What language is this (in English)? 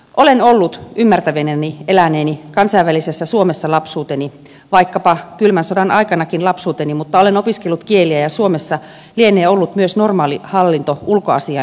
Finnish